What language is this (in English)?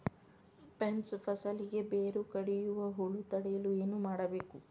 Kannada